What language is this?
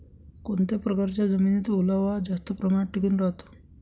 Marathi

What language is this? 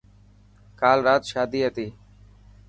Dhatki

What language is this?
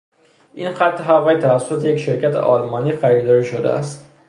Persian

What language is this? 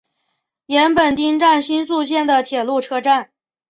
Chinese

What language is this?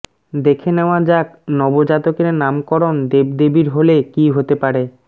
Bangla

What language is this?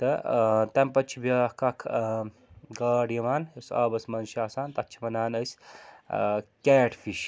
Kashmiri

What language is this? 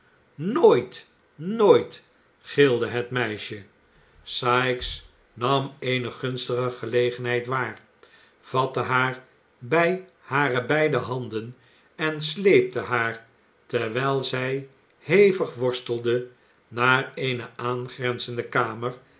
Dutch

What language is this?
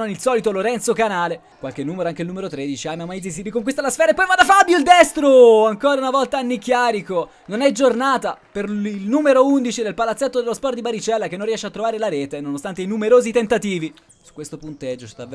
Italian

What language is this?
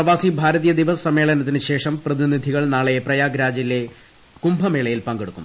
Malayalam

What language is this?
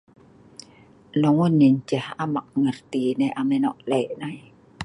Sa'ban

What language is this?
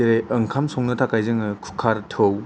Bodo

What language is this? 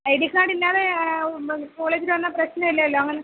Malayalam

